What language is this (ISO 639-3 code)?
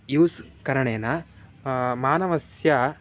san